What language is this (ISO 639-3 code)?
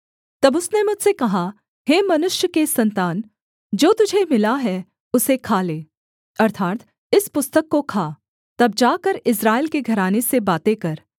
hin